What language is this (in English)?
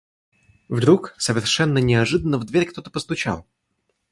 Russian